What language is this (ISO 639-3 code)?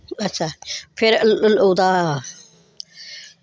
doi